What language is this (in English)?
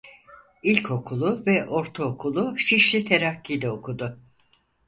Turkish